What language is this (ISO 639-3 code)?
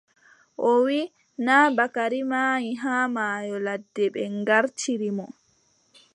fub